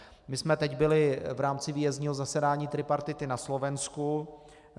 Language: Czech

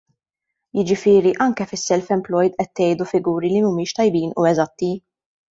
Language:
Maltese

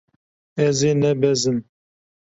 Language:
Kurdish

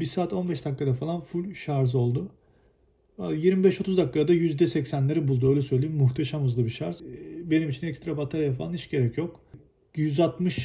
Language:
Turkish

